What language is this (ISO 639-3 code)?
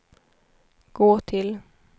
swe